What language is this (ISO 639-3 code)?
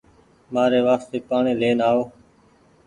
gig